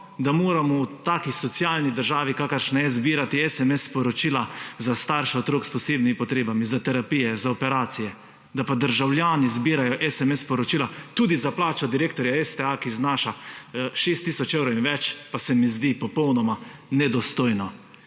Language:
Slovenian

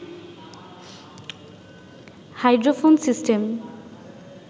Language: Bangla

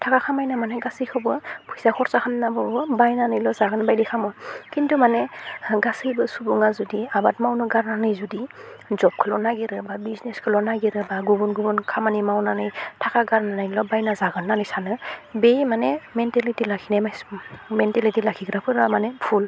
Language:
Bodo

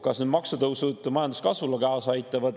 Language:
Estonian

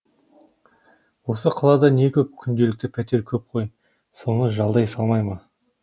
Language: Kazakh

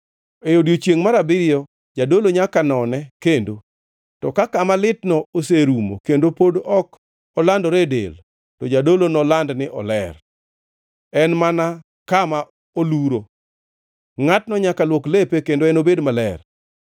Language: Luo (Kenya and Tanzania)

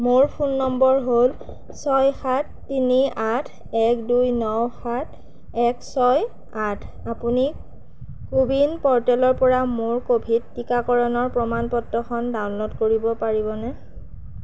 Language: Assamese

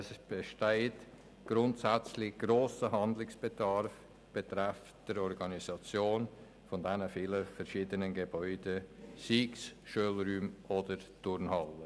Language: Swiss German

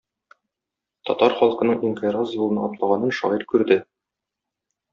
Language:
Tatar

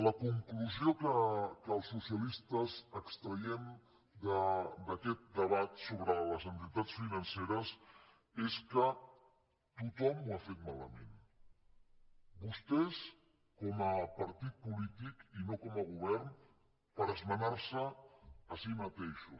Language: Catalan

